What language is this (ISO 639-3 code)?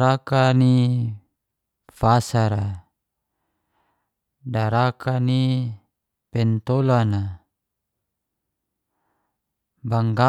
ges